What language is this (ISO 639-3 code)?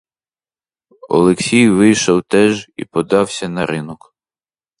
ukr